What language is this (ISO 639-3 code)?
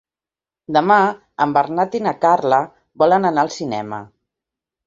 cat